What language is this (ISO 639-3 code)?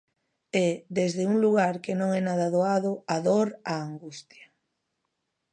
glg